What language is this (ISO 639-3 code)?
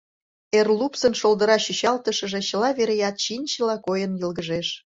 chm